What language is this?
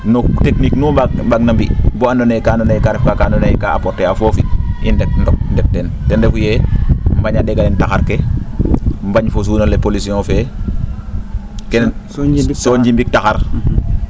Serer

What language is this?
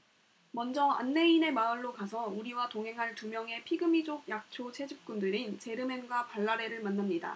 Korean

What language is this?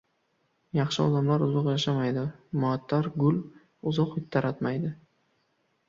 Uzbek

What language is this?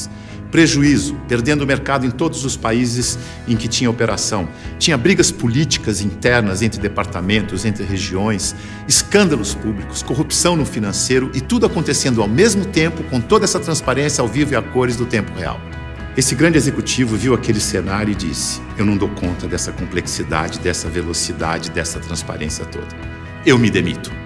Portuguese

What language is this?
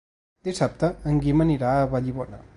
Catalan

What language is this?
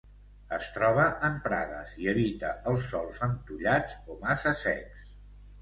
Catalan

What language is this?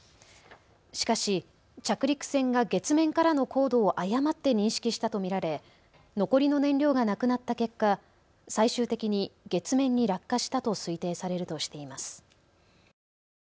Japanese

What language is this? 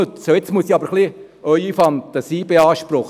Swiss German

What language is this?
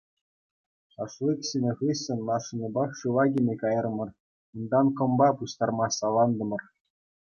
Chuvash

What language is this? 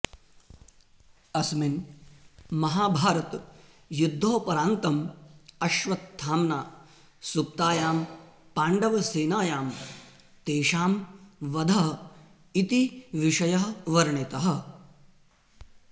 Sanskrit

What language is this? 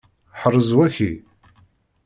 Kabyle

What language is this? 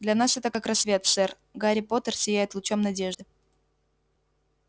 Russian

